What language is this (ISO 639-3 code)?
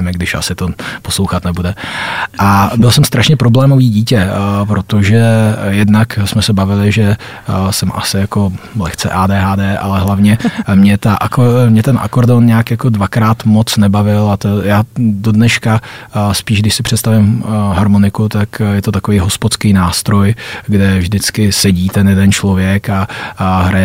ces